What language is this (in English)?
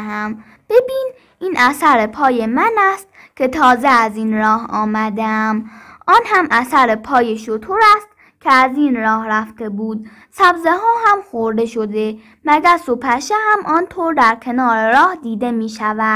Persian